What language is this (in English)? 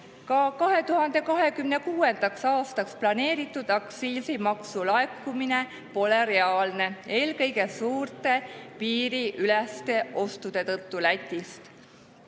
Estonian